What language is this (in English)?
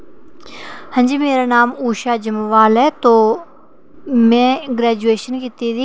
Dogri